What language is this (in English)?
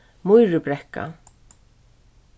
Faroese